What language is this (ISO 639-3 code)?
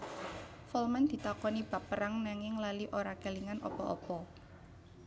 jav